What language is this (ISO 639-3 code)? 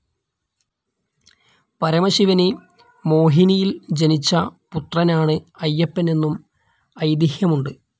mal